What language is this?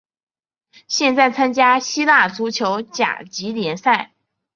Chinese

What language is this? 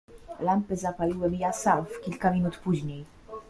Polish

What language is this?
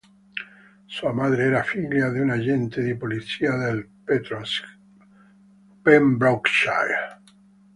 Italian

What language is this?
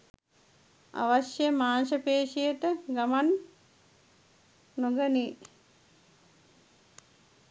Sinhala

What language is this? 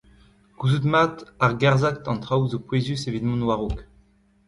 Breton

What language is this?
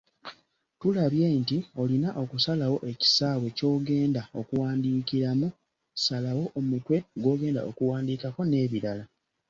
Ganda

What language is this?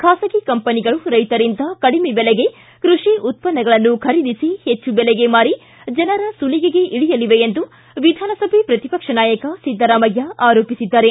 Kannada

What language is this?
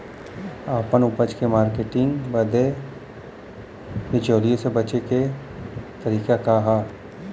Bhojpuri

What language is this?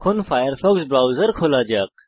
Bangla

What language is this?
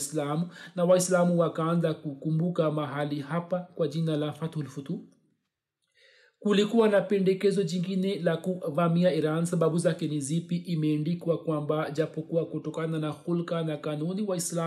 Swahili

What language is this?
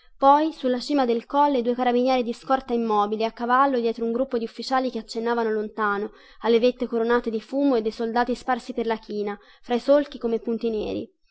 Italian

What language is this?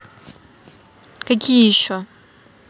Russian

